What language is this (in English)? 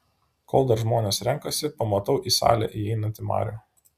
Lithuanian